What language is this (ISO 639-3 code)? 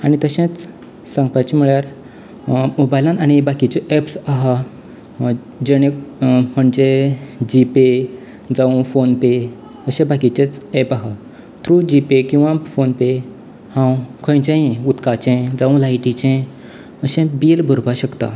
kok